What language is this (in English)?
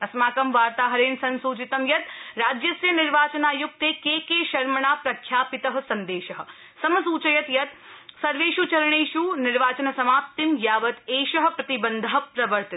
Sanskrit